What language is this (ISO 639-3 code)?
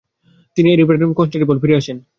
ben